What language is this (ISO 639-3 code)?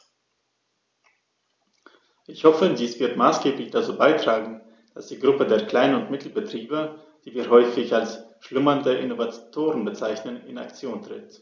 deu